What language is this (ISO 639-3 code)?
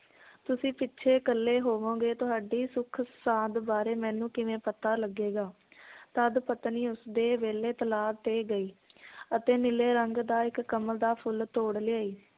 pan